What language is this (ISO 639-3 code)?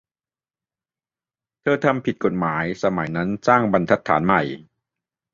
tha